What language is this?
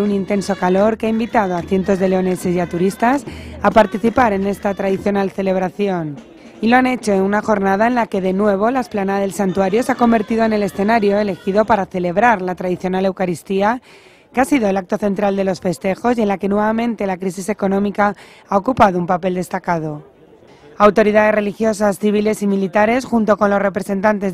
Spanish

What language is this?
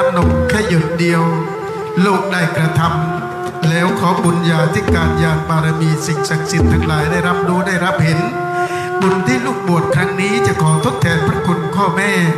Thai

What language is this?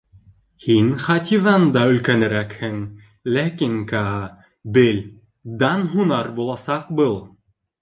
Bashkir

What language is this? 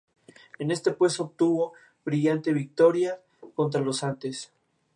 Spanish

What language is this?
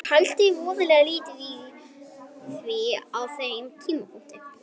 Icelandic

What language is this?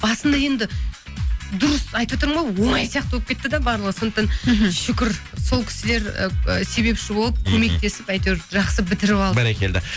Kazakh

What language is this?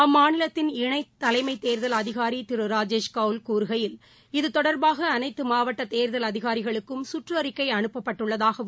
Tamil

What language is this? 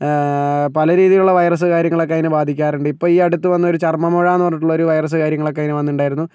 Malayalam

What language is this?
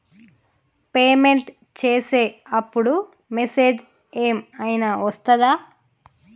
Telugu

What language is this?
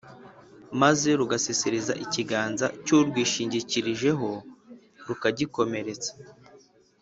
Kinyarwanda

